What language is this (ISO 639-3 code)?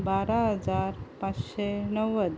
kok